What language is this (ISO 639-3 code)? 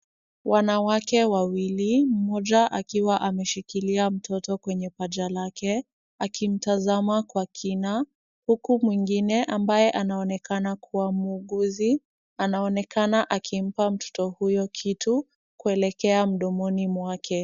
swa